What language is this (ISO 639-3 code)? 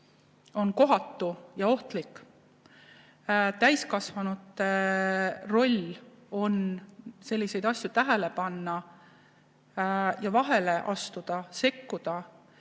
est